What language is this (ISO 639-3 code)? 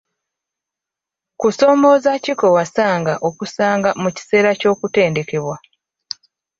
lug